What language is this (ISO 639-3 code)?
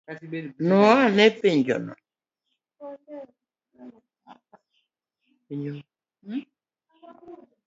luo